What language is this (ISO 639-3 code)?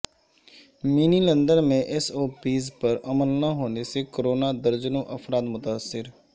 urd